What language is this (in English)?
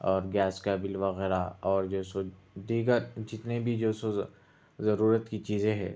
Urdu